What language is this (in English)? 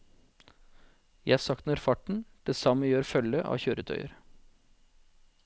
Norwegian